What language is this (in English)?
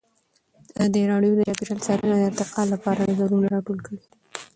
Pashto